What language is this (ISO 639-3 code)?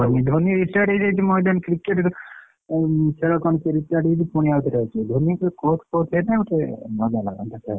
ori